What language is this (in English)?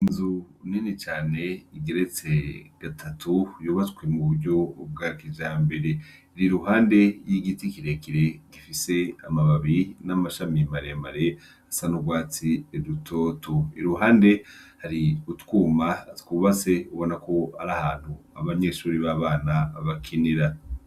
Rundi